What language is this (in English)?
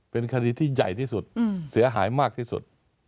Thai